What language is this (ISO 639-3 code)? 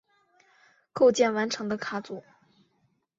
zho